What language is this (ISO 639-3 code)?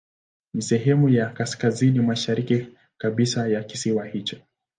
swa